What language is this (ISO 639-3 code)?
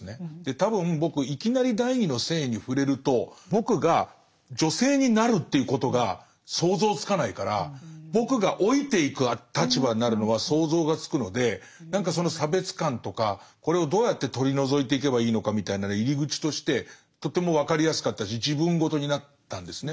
jpn